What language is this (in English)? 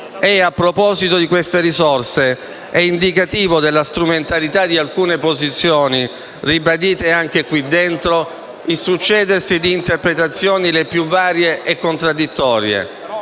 Italian